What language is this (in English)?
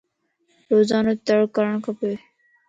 Lasi